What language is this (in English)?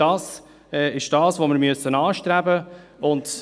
Swiss German